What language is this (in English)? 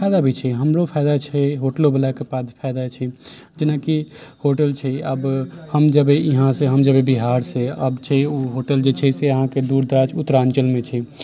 Maithili